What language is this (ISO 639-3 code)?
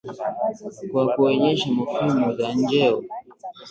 swa